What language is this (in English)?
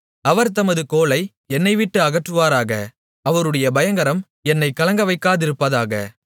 Tamil